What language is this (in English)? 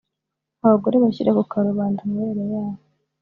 Kinyarwanda